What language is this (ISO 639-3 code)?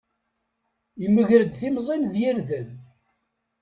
kab